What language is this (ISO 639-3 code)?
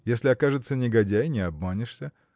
rus